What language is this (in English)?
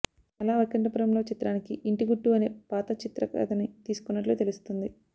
Telugu